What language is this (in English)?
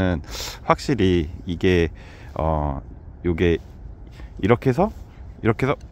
Korean